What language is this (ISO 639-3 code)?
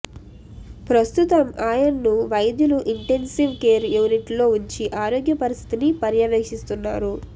tel